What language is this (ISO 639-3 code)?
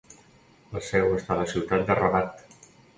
cat